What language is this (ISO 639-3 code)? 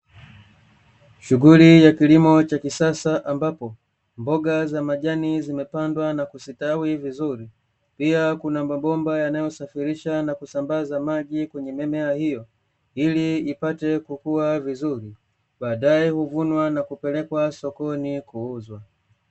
swa